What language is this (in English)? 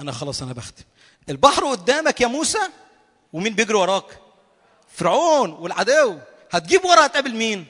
Arabic